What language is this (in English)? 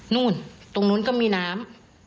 Thai